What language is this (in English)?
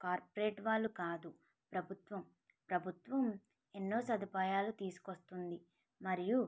Telugu